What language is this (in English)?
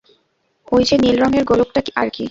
Bangla